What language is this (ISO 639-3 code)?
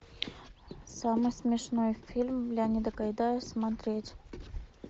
rus